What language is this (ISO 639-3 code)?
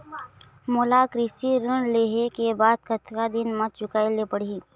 hne